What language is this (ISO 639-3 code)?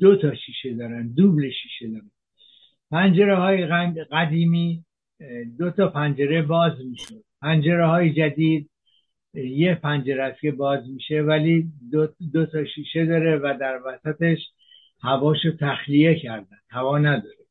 fas